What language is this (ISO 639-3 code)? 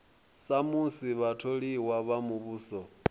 ven